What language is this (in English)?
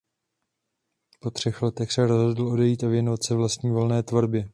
Czech